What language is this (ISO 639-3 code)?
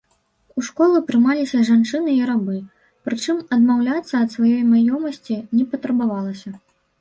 bel